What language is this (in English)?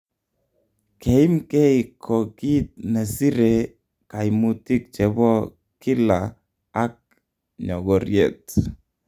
Kalenjin